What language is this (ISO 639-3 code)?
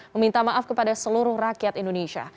ind